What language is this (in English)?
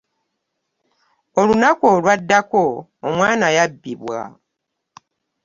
Ganda